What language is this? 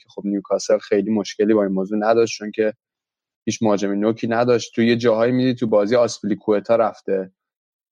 Persian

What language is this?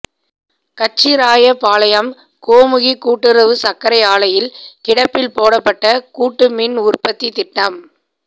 Tamil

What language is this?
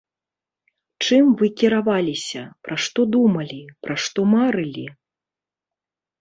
Belarusian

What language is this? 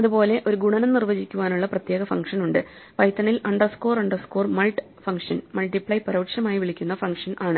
Malayalam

